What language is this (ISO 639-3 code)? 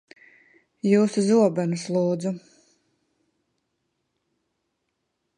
lav